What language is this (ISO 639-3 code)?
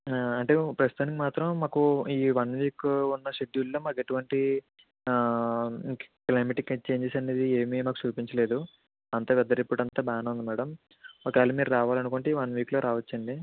tel